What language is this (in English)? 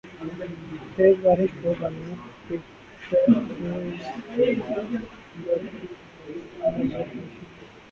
Urdu